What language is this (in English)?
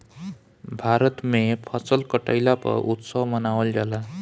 Bhojpuri